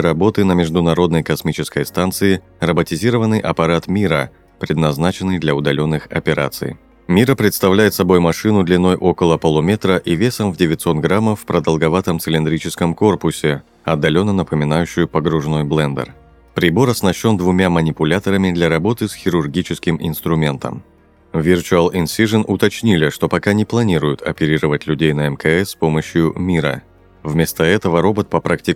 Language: Russian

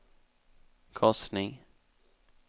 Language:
Swedish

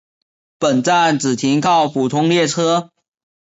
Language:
Chinese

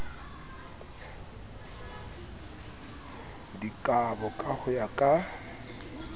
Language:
Southern Sotho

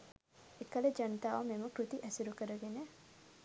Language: Sinhala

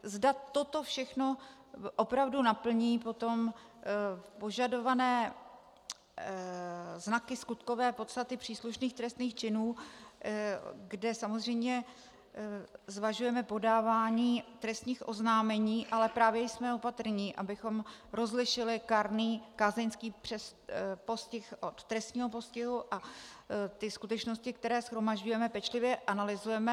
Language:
Czech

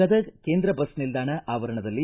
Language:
Kannada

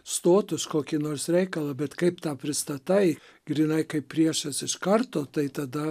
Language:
Lithuanian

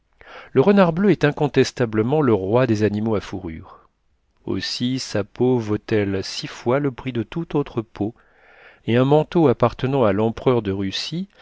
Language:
French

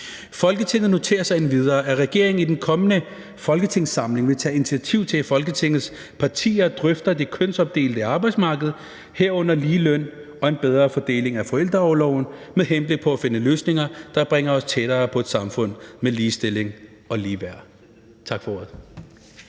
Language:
Danish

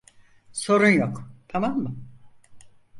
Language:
Turkish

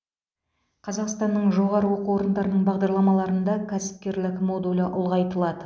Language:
Kazakh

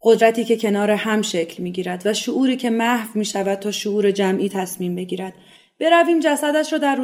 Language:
Persian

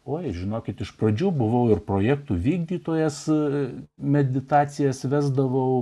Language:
Lithuanian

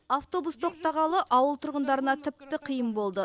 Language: Kazakh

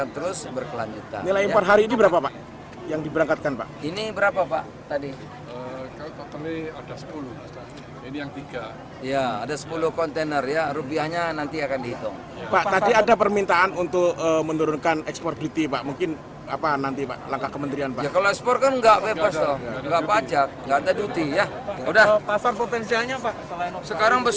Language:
Indonesian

